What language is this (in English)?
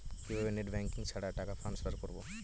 Bangla